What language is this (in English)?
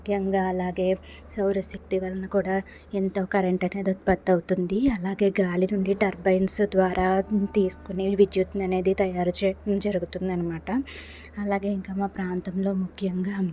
Telugu